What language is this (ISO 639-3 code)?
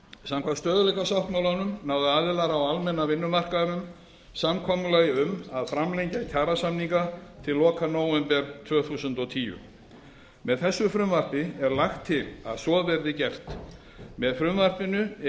isl